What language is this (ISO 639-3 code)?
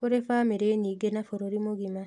kik